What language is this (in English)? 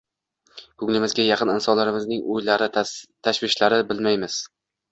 Uzbek